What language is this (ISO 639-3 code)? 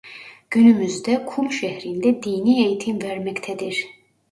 tur